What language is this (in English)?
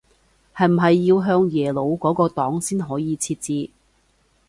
Cantonese